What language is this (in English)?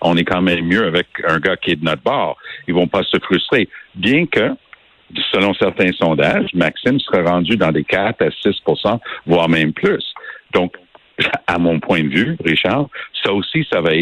French